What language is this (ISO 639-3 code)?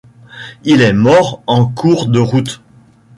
fra